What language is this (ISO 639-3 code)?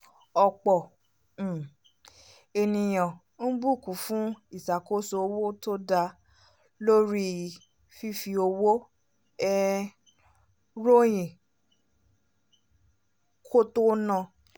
yor